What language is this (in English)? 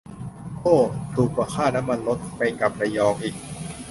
Thai